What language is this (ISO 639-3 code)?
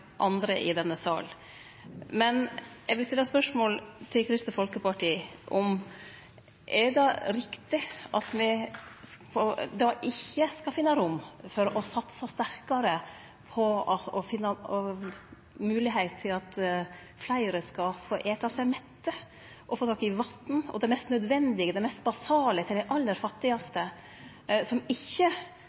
nno